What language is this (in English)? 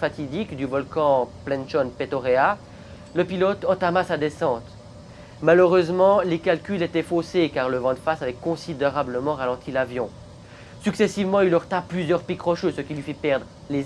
French